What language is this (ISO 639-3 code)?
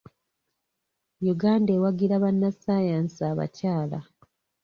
lug